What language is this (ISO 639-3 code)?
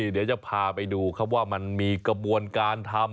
tha